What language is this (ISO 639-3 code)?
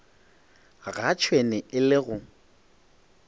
nso